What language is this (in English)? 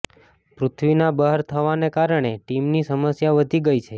Gujarati